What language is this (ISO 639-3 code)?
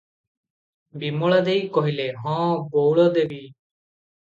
ori